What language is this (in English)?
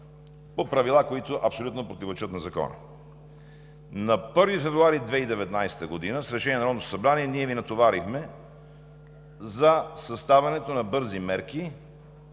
Bulgarian